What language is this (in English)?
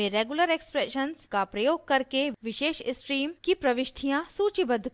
Hindi